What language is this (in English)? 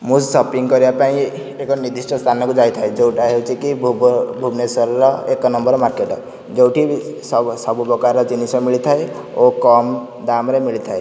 Odia